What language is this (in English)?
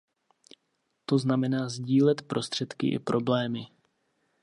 Czech